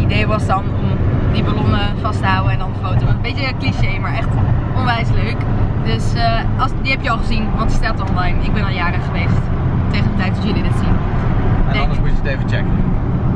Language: Dutch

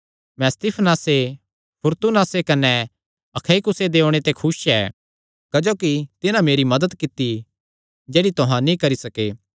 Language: Kangri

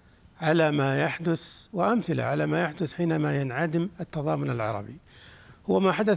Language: Arabic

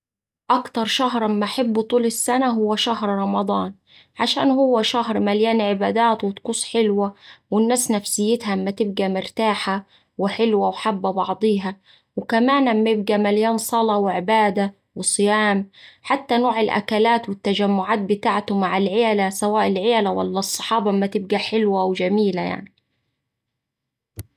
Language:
Saidi Arabic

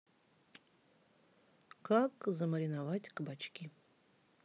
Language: Russian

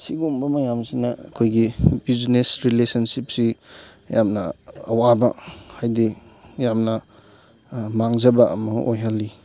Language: Manipuri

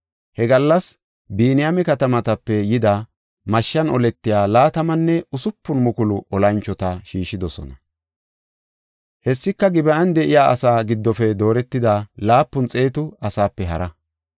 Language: Gofa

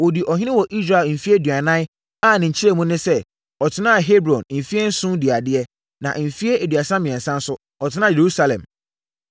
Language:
Akan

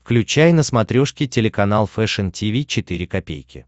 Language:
Russian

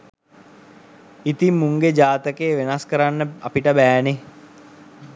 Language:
Sinhala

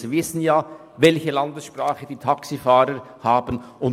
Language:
Swiss German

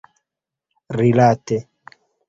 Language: Esperanto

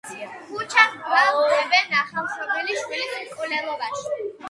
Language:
Georgian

